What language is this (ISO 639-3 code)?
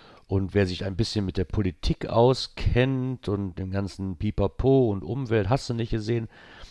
deu